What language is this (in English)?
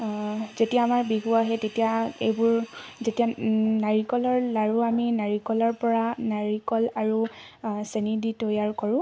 Assamese